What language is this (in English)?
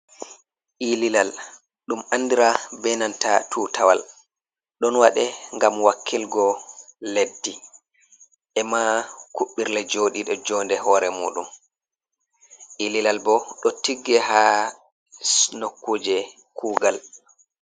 Fula